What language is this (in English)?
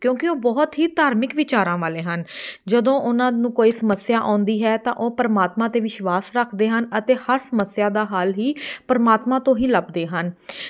Punjabi